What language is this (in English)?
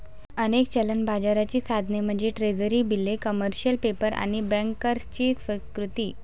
Marathi